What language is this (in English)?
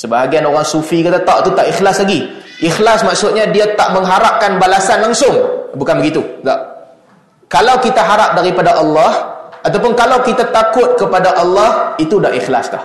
Malay